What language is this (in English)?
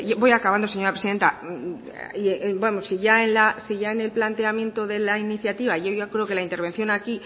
Spanish